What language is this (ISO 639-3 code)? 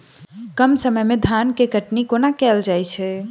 mai